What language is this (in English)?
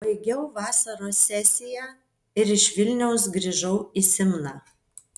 Lithuanian